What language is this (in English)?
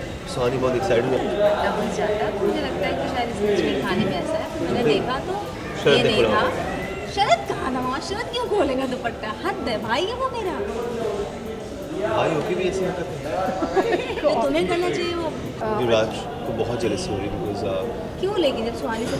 Russian